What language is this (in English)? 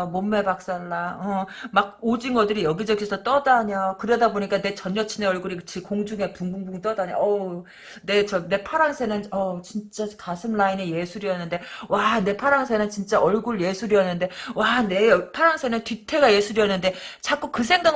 Korean